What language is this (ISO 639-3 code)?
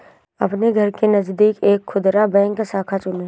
hin